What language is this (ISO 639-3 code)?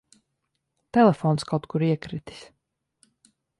lav